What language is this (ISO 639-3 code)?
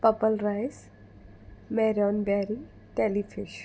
kok